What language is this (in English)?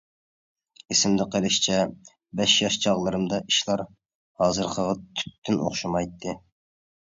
Uyghur